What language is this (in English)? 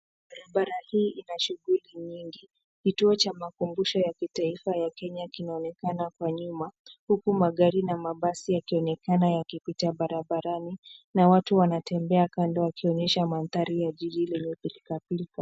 Swahili